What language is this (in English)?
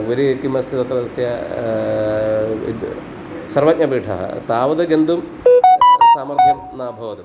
Sanskrit